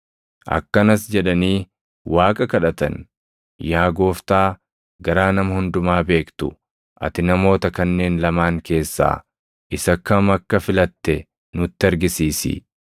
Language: Oromo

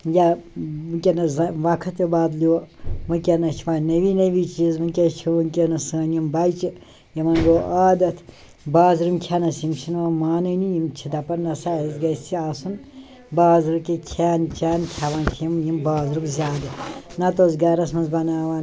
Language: Kashmiri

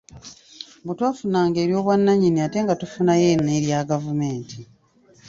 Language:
Ganda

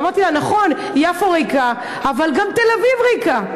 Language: Hebrew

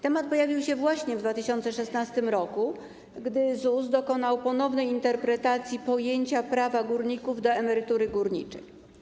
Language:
Polish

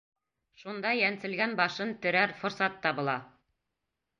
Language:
Bashkir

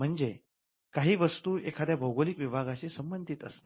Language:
Marathi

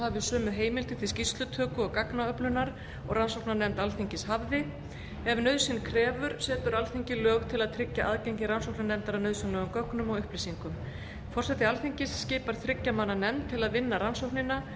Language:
Icelandic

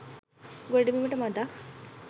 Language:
Sinhala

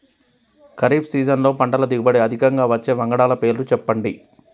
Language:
Telugu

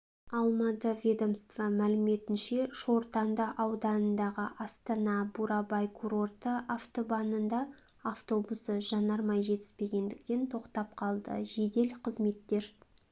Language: Kazakh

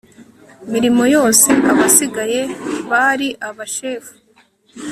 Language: Kinyarwanda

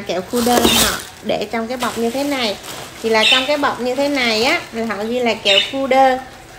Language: Vietnamese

